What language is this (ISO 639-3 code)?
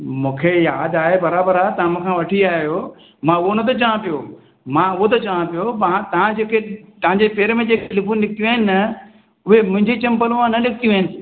snd